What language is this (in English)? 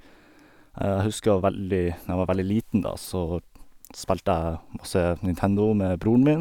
Norwegian